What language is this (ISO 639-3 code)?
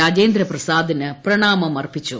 mal